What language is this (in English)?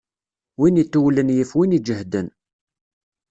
Kabyle